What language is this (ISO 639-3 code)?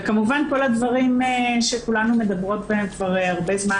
heb